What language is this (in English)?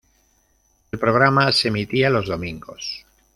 Spanish